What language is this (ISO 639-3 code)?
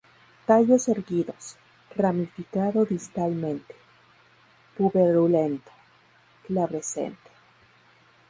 spa